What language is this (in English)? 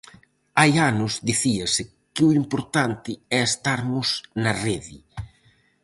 Galician